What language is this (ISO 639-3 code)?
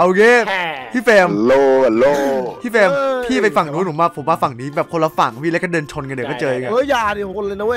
tha